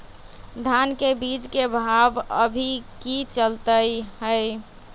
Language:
Magahi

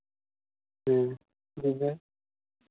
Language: Santali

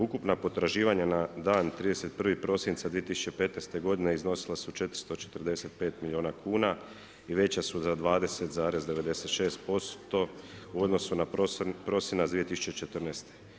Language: Croatian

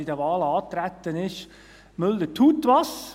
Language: Swiss German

